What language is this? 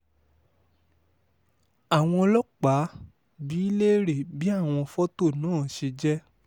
Yoruba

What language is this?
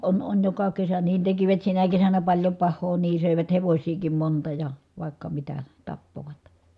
Finnish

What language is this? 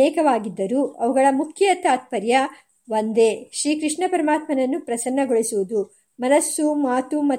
Kannada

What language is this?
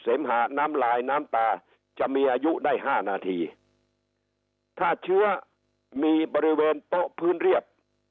Thai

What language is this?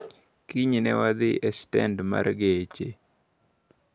Luo (Kenya and Tanzania)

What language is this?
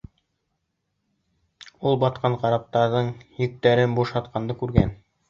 Bashkir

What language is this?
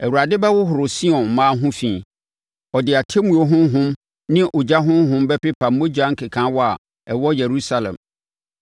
Akan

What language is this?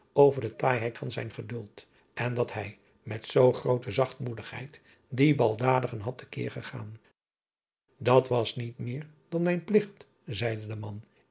Dutch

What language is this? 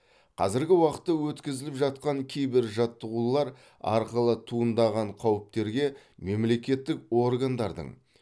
Kazakh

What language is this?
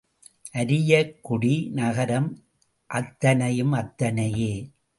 Tamil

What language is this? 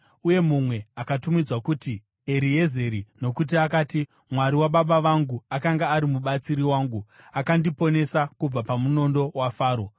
Shona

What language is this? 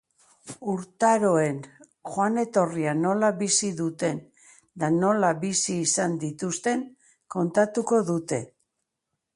Basque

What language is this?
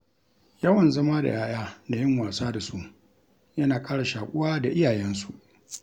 Hausa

